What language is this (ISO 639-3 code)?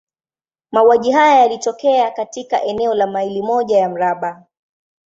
swa